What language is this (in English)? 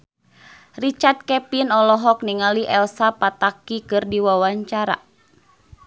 Sundanese